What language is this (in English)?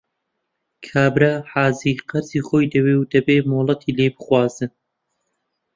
Central Kurdish